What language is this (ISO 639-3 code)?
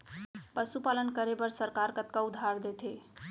hne